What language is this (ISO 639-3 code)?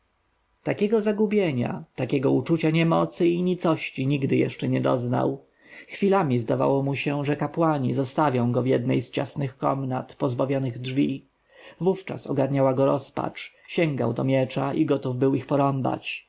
pol